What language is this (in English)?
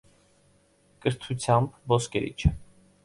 Armenian